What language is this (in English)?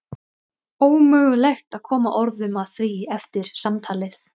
Icelandic